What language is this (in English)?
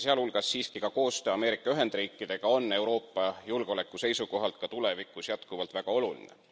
Estonian